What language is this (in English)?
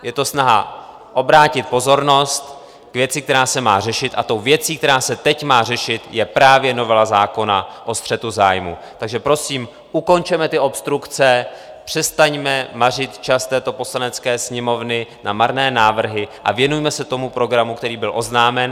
Czech